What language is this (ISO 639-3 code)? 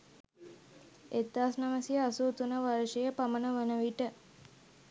sin